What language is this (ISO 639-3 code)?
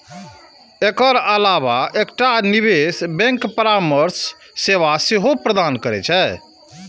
mai